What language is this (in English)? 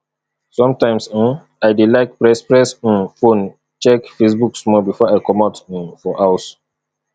Nigerian Pidgin